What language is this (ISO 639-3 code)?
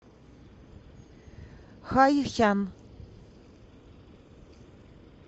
rus